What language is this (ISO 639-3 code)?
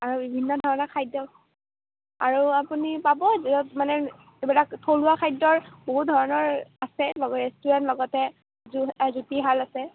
asm